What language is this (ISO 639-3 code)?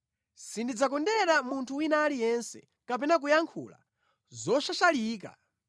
nya